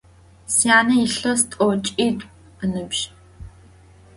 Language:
Adyghe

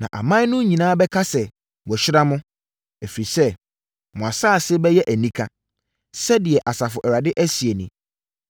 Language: Akan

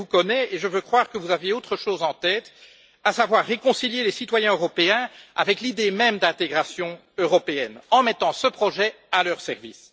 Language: French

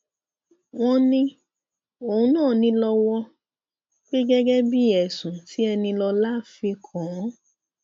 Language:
Yoruba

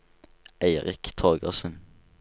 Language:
Norwegian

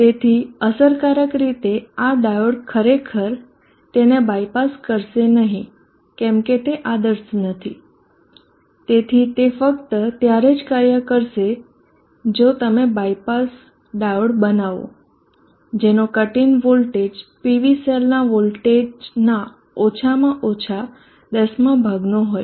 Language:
Gujarati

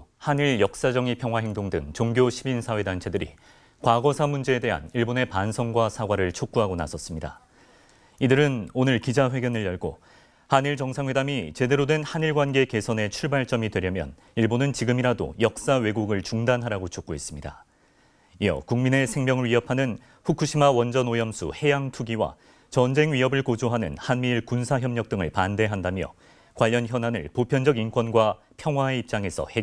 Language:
Korean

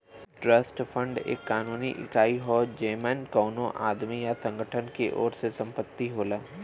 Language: Bhojpuri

